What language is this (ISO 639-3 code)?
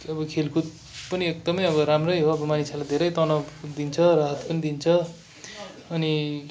nep